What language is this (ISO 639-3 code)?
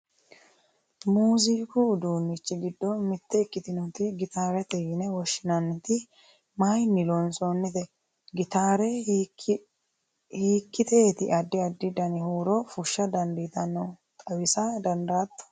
sid